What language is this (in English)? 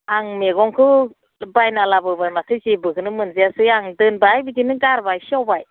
Bodo